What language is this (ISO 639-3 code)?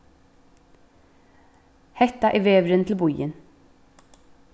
fao